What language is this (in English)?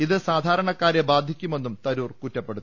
Malayalam